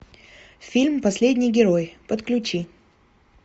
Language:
Russian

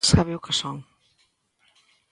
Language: Galician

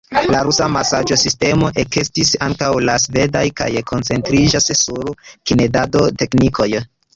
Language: Esperanto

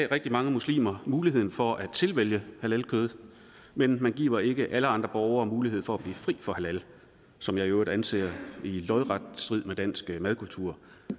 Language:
Danish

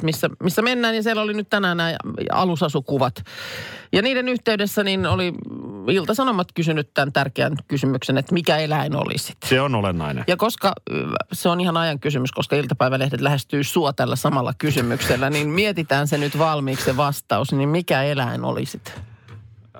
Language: Finnish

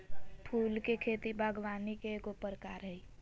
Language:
Magahi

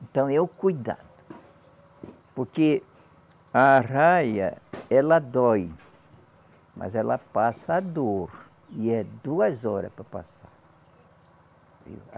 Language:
Portuguese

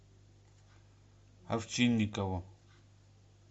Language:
Russian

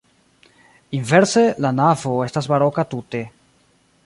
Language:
Esperanto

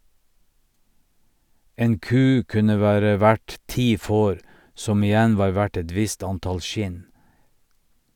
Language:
Norwegian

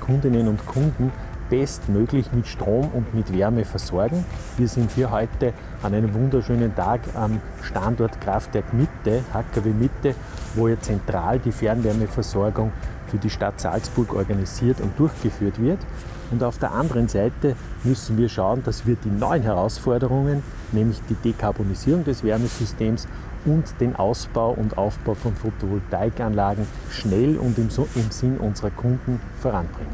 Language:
German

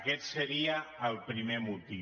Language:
Catalan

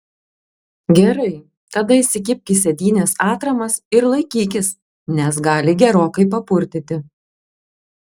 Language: Lithuanian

